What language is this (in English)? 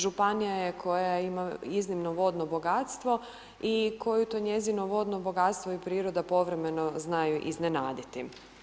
Croatian